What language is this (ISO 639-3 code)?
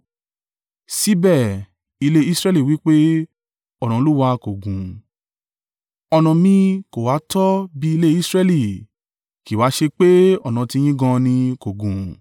yor